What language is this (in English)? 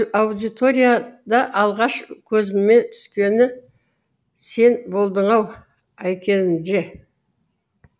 Kazakh